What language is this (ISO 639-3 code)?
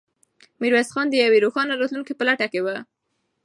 pus